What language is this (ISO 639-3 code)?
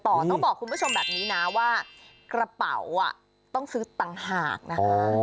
tha